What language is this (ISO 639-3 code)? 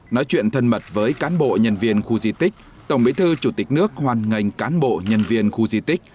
vie